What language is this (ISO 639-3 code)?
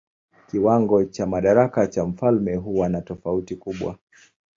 swa